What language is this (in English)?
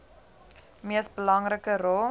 Afrikaans